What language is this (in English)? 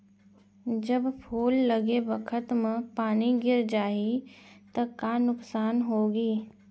Chhattisgarhi